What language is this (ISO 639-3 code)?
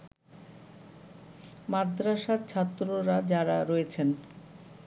ben